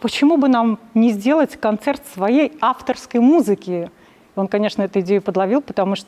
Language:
Russian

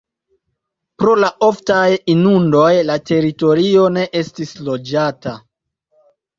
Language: Esperanto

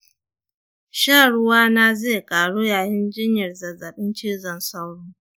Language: Hausa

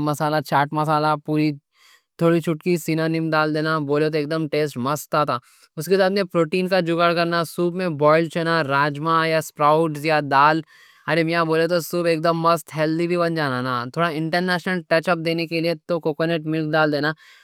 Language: Deccan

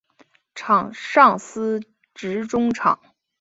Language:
Chinese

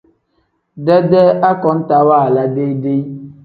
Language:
Tem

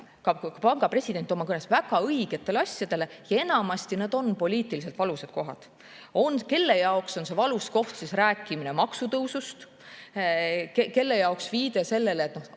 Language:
Estonian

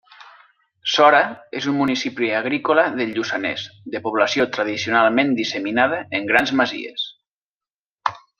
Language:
Catalan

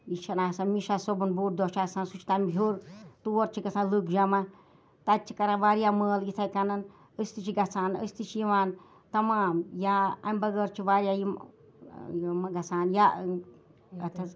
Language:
Kashmiri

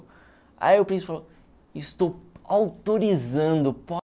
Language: Portuguese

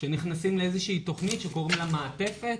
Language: Hebrew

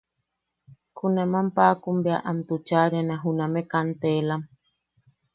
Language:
Yaqui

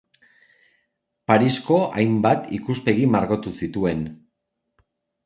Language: Basque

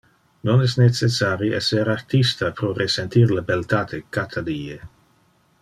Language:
Interlingua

